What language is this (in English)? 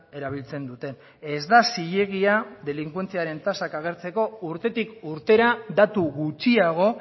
Basque